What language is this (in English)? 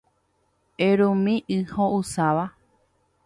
Guarani